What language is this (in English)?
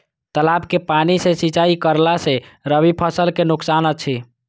Maithili